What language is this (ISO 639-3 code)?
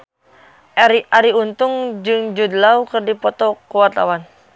sun